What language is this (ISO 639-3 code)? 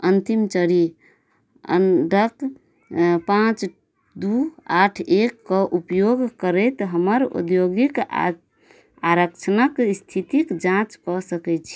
mai